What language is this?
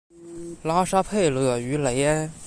Chinese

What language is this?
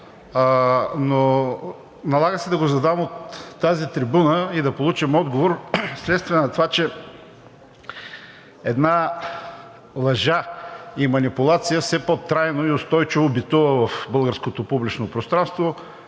Bulgarian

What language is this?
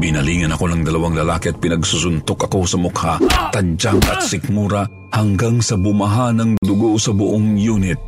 Filipino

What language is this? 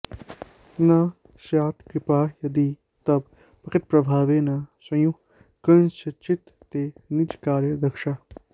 Sanskrit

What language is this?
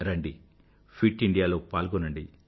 Telugu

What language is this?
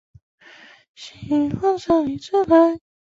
Chinese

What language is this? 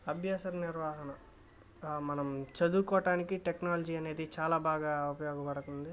Telugu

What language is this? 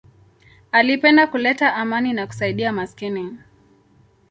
Swahili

